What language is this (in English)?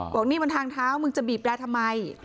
Thai